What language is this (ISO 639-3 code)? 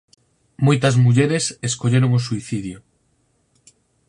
glg